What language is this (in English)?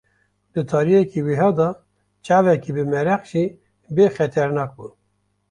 Kurdish